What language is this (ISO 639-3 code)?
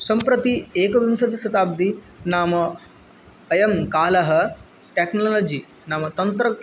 san